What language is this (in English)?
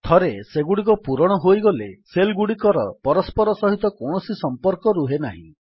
Odia